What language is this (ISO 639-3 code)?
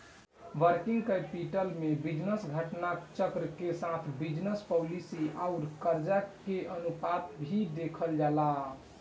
bho